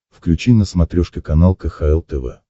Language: Russian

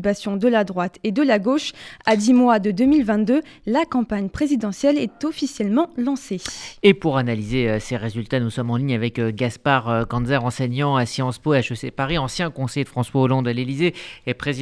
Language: French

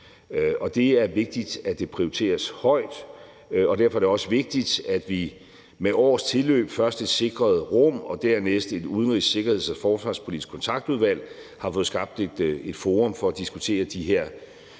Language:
Danish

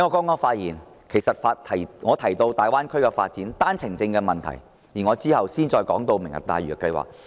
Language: Cantonese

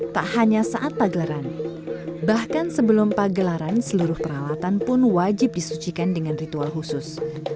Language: Indonesian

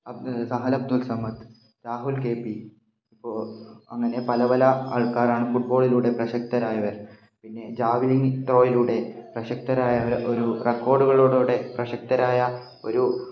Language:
Malayalam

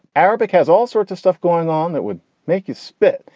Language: English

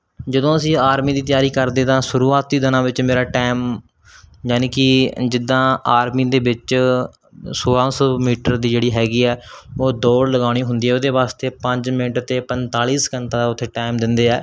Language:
Punjabi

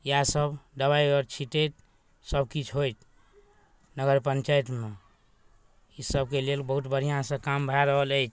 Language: Maithili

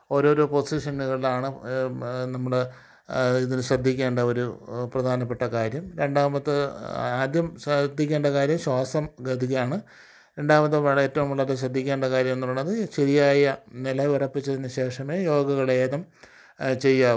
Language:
Malayalam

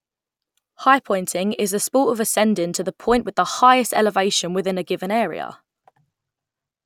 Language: English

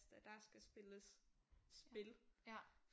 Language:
Danish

